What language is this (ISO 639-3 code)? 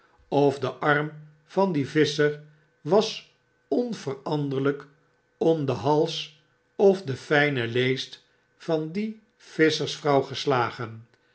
nld